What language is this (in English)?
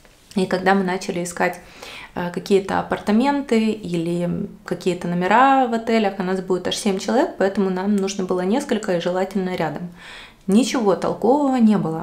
Russian